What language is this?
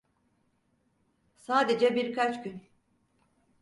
Turkish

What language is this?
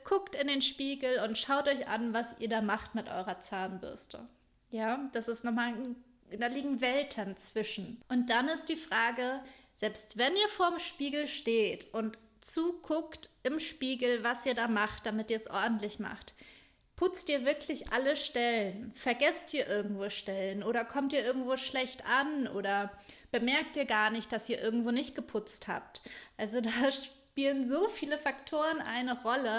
German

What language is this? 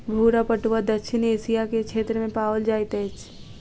Maithili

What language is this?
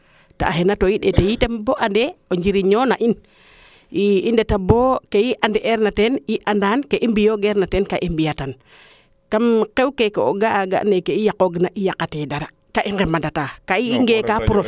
Serer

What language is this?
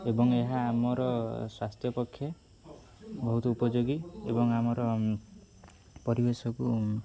Odia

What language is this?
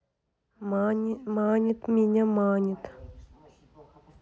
Russian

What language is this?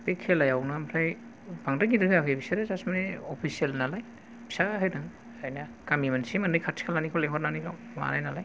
Bodo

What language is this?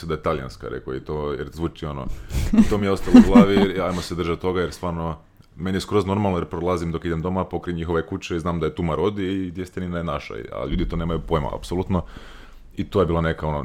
Croatian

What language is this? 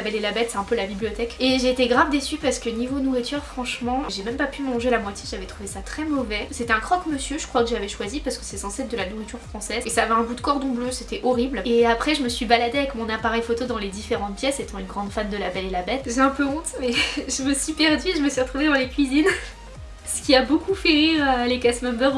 French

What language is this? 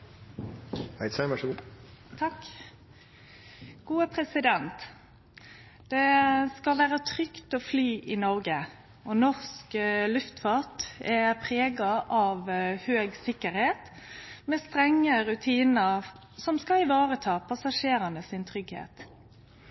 Norwegian Nynorsk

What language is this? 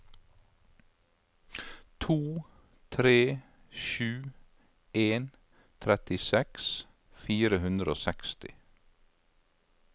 Norwegian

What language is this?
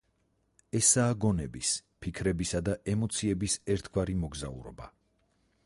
Georgian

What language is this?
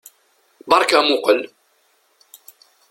Kabyle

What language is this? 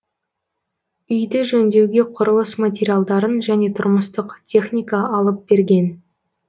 Kazakh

